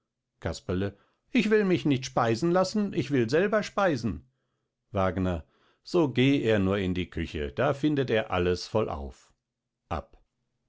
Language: German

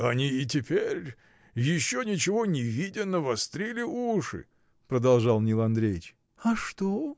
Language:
Russian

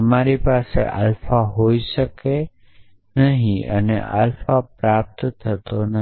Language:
Gujarati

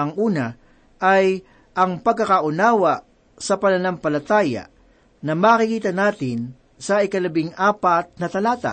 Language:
Filipino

